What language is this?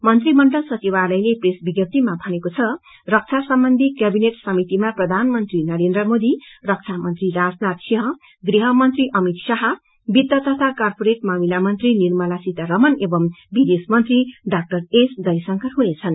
Nepali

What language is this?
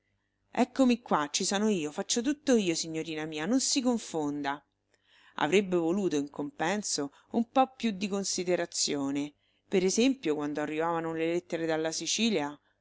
Italian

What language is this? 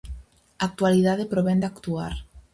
Galician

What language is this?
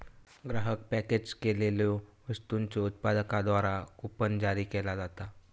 Marathi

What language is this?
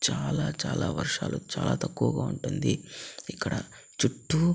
Telugu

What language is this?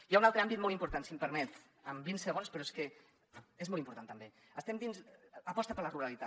Catalan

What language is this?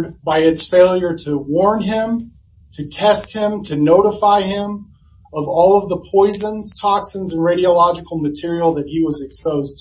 English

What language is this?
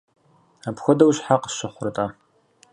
Kabardian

